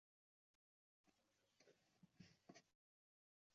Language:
Uzbek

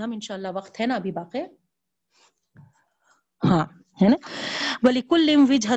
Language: Urdu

